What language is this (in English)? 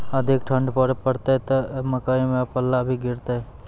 Maithili